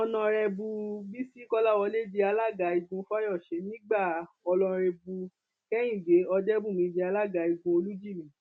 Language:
Yoruba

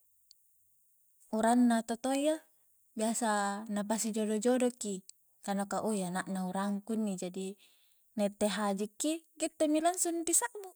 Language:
Coastal Konjo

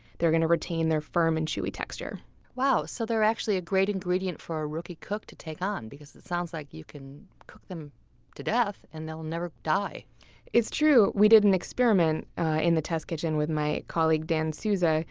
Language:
English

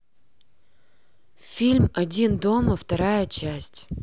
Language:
Russian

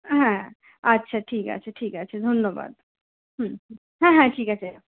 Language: Bangla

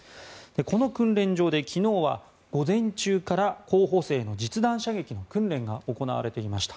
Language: Japanese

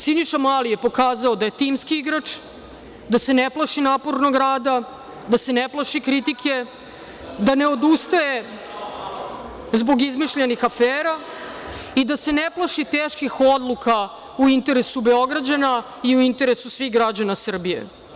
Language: Serbian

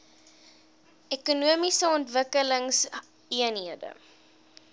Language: Afrikaans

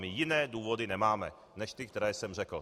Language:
Czech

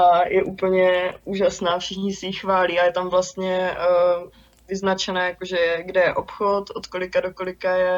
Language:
Czech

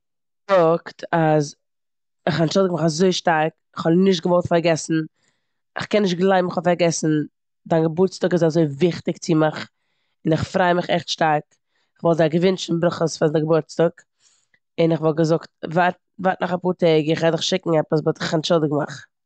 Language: Yiddish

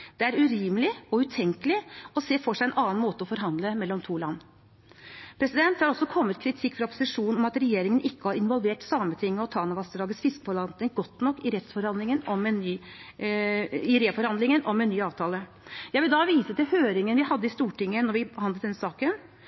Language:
Norwegian Bokmål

